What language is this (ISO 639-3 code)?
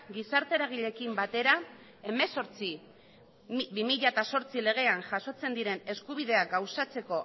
eus